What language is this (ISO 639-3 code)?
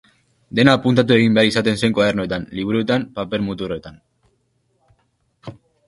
eus